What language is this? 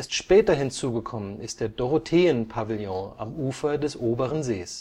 German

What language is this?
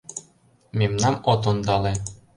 Mari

